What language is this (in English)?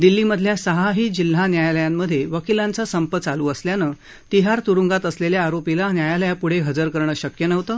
Marathi